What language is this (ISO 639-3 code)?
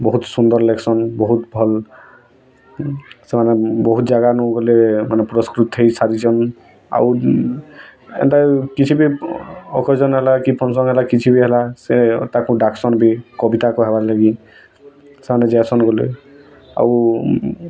ori